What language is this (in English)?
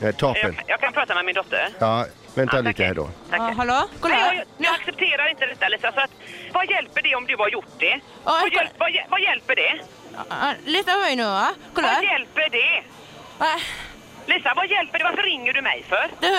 Swedish